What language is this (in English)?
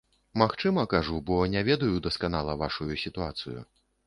Belarusian